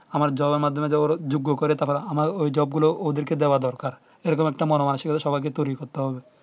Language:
Bangla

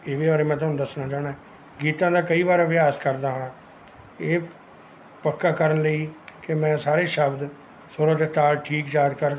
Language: Punjabi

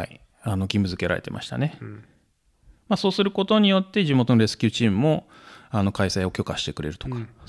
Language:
Japanese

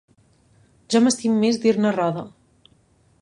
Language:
Catalan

